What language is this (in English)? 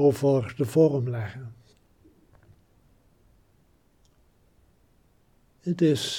Dutch